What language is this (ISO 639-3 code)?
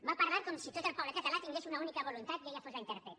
cat